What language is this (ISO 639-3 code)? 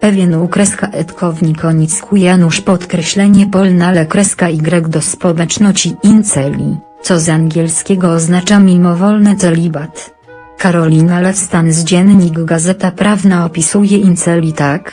pol